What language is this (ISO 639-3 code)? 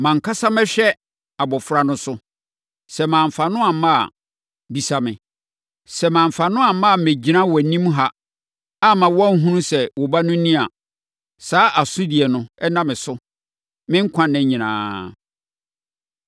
aka